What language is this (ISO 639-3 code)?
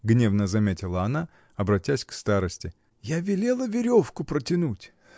rus